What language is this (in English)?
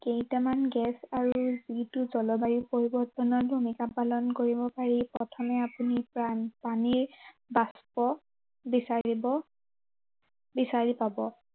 Assamese